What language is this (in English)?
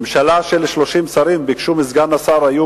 Hebrew